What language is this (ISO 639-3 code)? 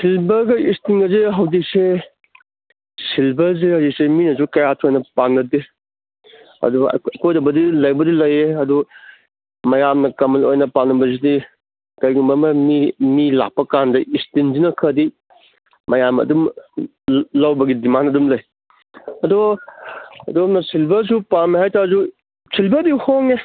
mni